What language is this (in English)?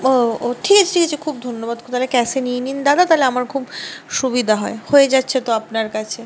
Bangla